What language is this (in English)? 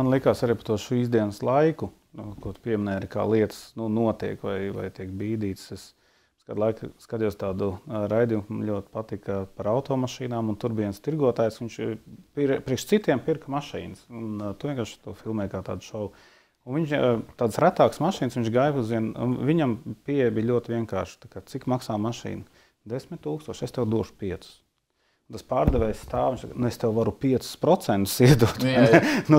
Latvian